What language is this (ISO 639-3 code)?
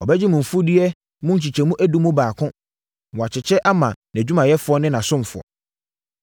aka